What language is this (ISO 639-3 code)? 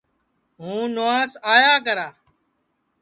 ssi